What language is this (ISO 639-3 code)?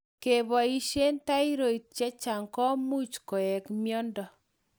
kln